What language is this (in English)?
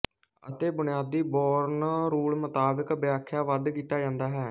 Punjabi